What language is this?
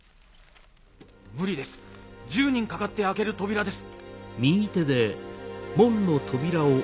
Japanese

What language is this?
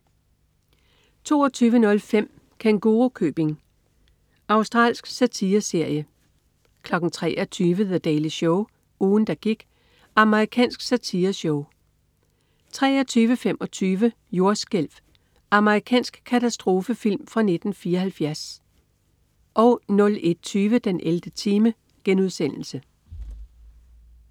Danish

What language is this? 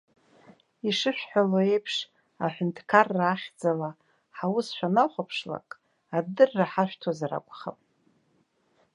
Abkhazian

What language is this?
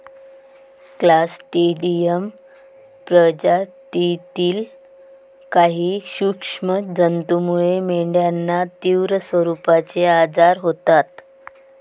Marathi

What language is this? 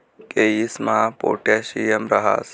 Marathi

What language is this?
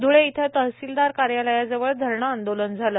Marathi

